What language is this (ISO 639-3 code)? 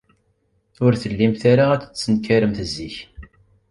kab